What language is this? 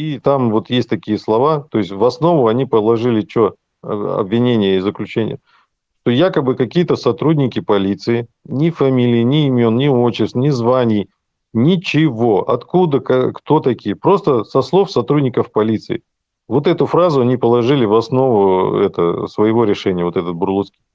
Russian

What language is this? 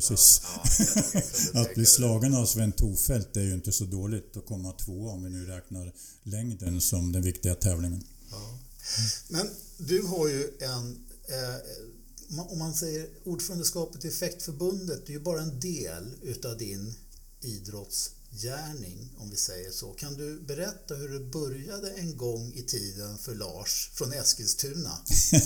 Swedish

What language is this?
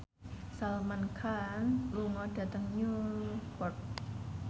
Javanese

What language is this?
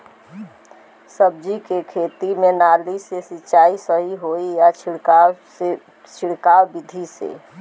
Bhojpuri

